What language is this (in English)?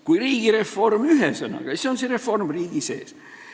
Estonian